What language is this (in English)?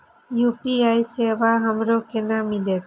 Maithili